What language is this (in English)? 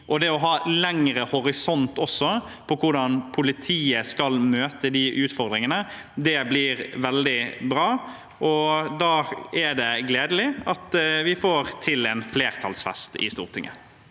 Norwegian